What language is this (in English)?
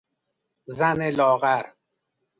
Persian